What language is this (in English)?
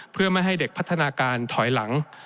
Thai